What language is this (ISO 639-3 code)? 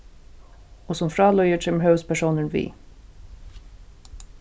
fao